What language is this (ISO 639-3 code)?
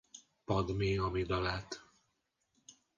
hun